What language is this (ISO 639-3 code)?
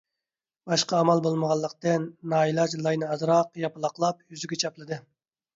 uig